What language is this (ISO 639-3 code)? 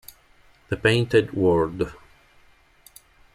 ita